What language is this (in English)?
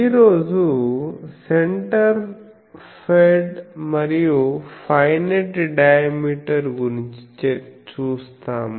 Telugu